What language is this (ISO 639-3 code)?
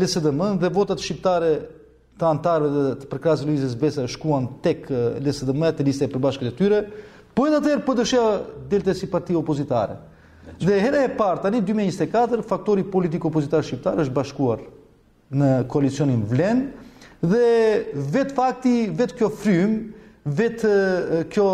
ron